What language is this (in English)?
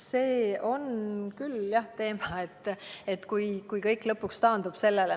Estonian